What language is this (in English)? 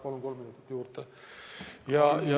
Estonian